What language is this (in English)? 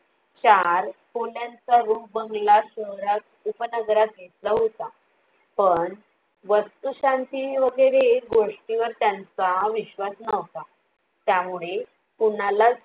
Marathi